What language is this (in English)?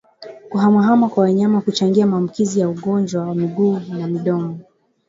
Swahili